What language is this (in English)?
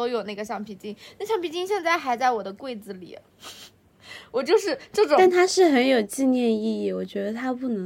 Chinese